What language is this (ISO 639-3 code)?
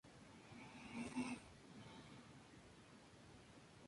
spa